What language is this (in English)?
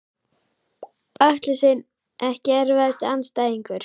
Icelandic